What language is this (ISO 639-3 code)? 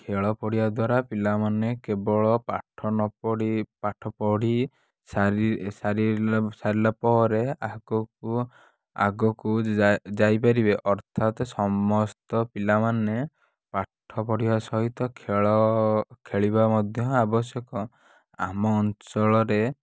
ori